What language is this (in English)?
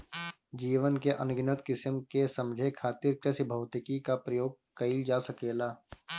Bhojpuri